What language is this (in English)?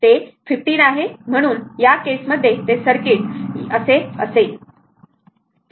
Marathi